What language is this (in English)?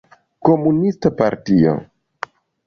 Esperanto